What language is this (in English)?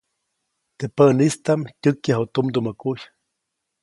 Copainalá Zoque